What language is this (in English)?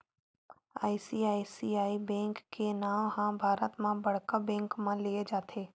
Chhattisgarhi